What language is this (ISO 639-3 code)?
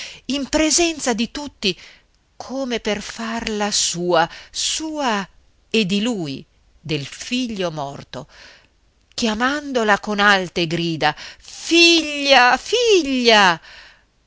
ita